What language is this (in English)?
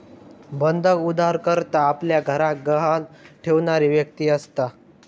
Marathi